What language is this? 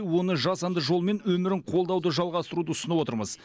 Kazakh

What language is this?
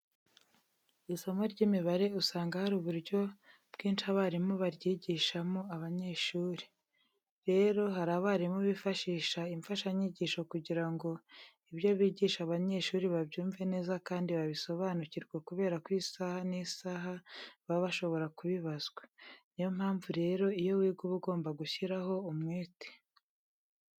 Kinyarwanda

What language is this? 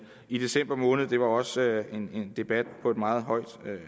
Danish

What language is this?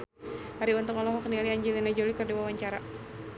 Sundanese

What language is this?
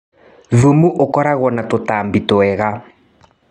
Kikuyu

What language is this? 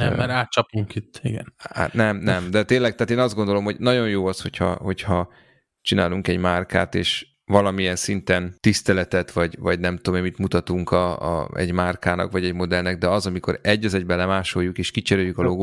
Hungarian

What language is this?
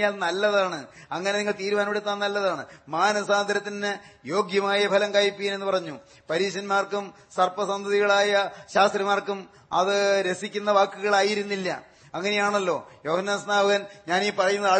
Malayalam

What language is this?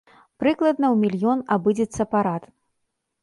Belarusian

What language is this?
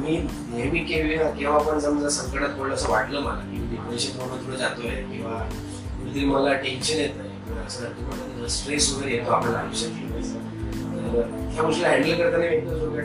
Marathi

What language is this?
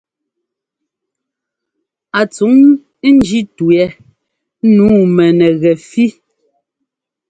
Ngomba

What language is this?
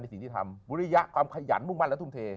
Thai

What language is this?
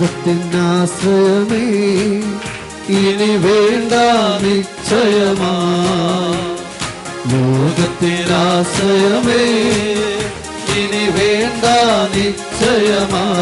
Malayalam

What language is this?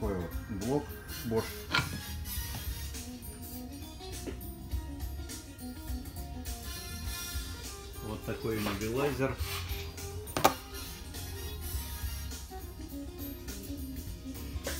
Russian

